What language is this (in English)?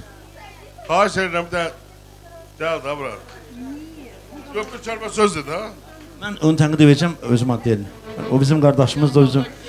Turkish